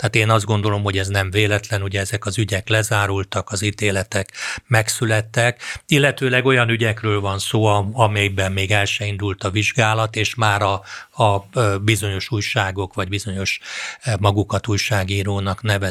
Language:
Hungarian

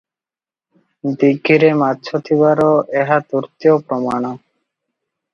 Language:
Odia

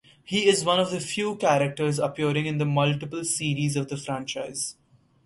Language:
English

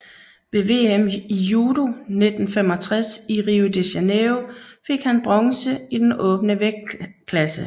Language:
Danish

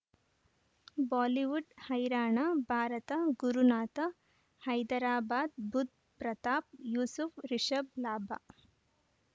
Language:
Kannada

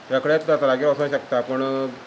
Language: Konkani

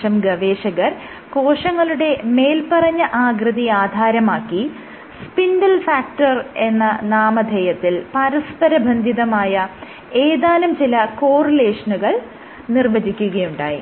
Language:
Malayalam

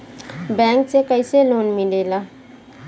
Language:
Bhojpuri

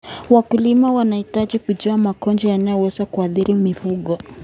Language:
Kalenjin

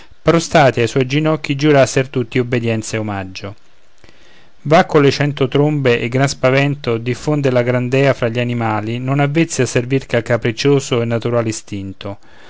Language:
Italian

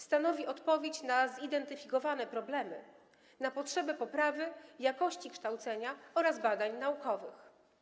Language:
Polish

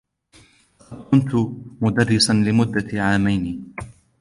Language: Arabic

